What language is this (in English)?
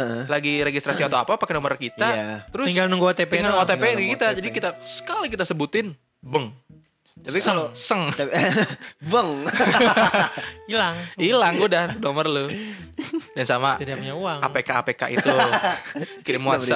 Indonesian